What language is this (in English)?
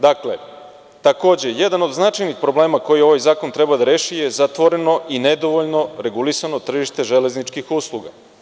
Serbian